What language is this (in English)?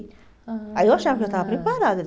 Portuguese